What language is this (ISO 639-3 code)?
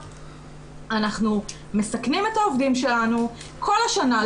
heb